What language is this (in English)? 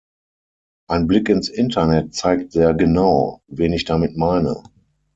German